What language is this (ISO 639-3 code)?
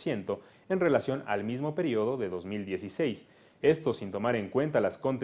spa